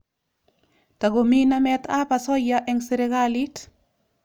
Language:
Kalenjin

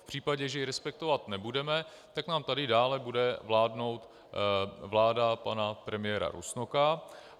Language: Czech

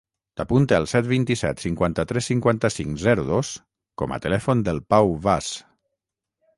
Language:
Catalan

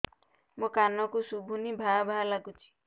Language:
Odia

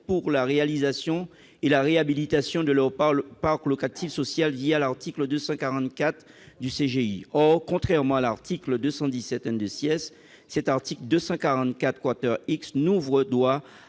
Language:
French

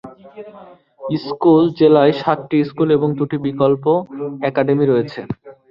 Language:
Bangla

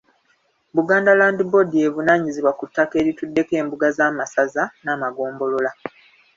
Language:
Ganda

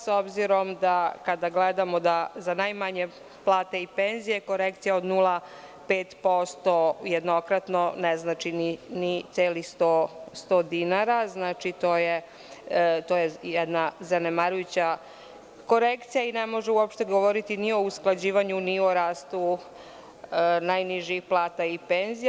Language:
Serbian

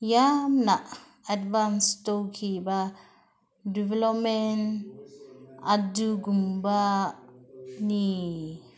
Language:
Manipuri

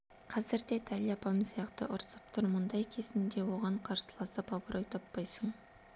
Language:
Kazakh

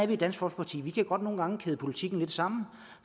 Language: Danish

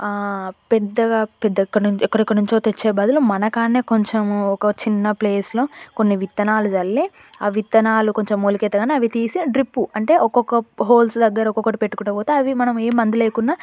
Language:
Telugu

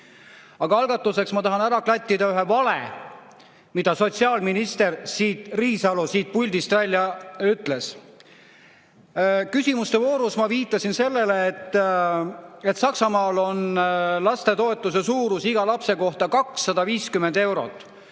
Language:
Estonian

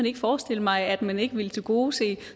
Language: Danish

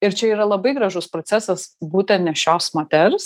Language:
Lithuanian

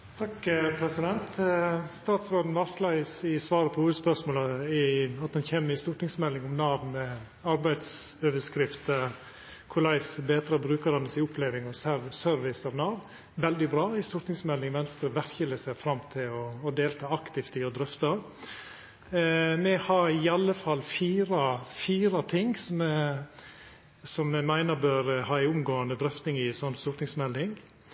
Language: Norwegian Nynorsk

